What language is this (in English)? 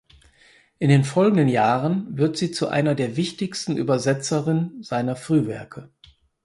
German